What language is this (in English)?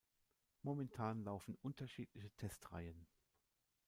German